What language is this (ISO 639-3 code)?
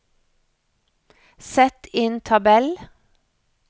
nor